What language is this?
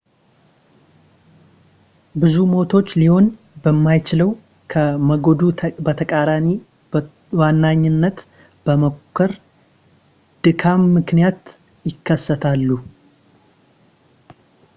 Amharic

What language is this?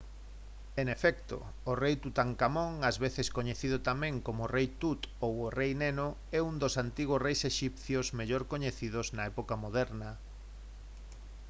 Galician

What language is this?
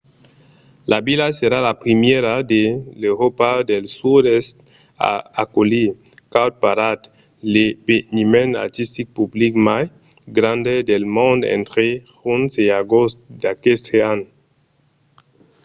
Occitan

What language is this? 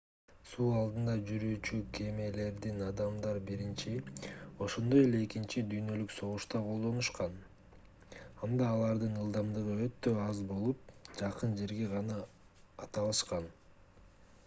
Kyrgyz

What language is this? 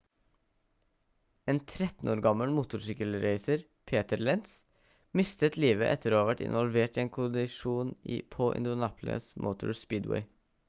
Norwegian Bokmål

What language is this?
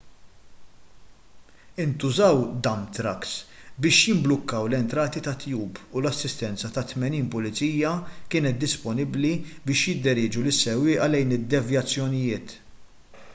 Maltese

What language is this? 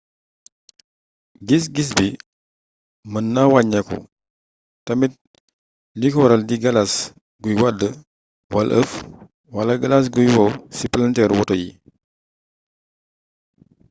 Wolof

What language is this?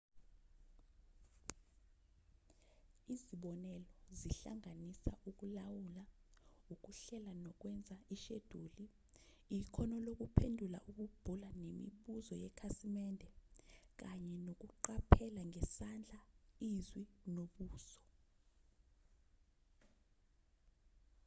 Zulu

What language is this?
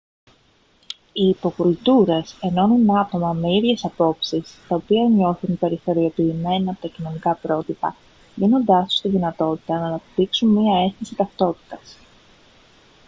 Greek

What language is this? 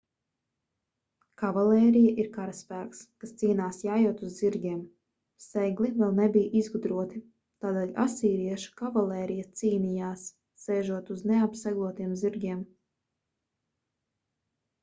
Latvian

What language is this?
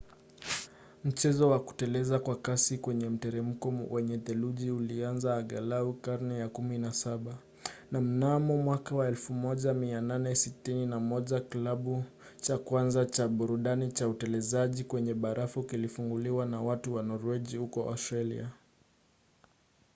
Swahili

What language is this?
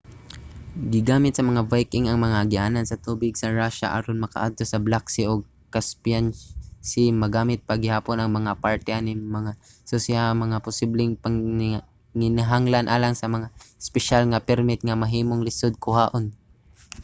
Cebuano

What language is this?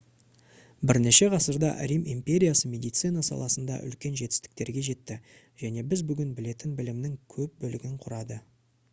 Kazakh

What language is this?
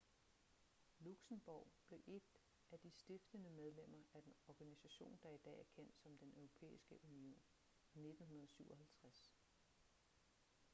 Danish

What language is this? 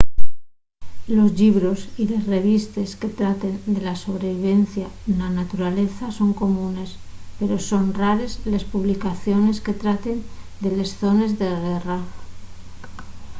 Asturian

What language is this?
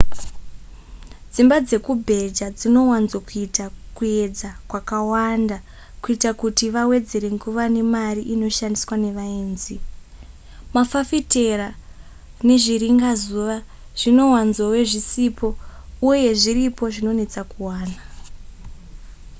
Shona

